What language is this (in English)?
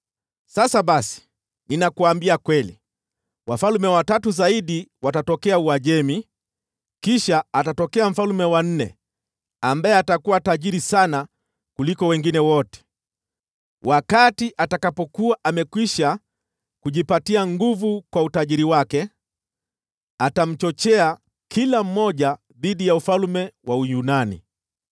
Swahili